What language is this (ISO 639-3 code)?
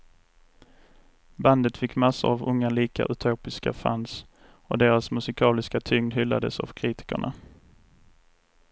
swe